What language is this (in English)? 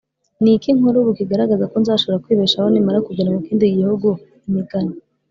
Kinyarwanda